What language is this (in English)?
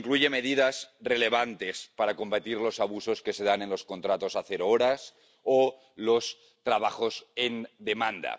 Spanish